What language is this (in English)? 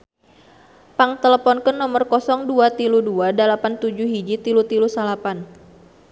Sundanese